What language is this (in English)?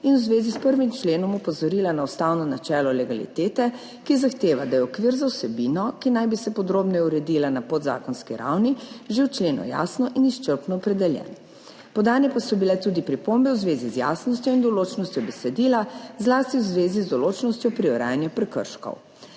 Slovenian